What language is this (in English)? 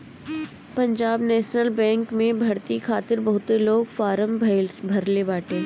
Bhojpuri